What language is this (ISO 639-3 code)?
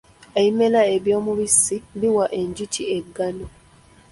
lug